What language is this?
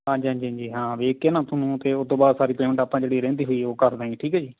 Punjabi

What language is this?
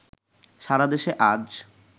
Bangla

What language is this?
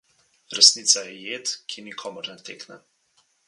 Slovenian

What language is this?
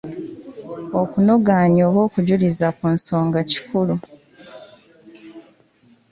Ganda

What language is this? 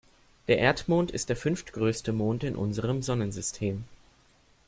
German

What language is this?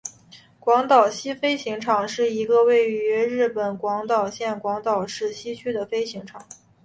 Chinese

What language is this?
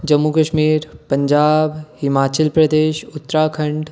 Dogri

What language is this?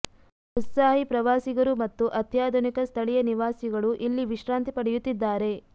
Kannada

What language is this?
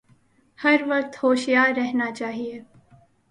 Urdu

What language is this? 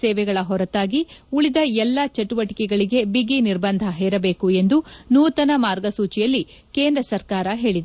Kannada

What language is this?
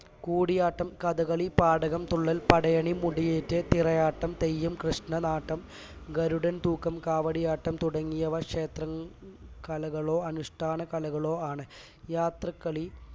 Malayalam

